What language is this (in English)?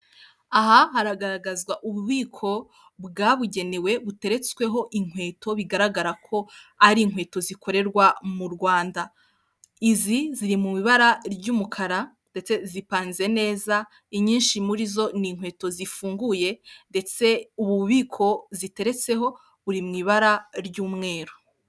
Kinyarwanda